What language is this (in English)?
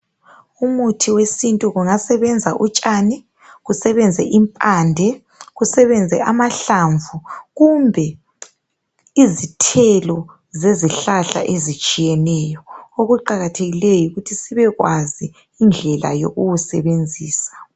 North Ndebele